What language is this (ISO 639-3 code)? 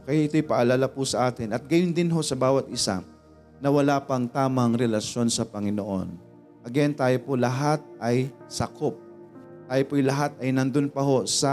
fil